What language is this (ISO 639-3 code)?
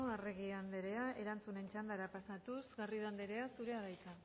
eus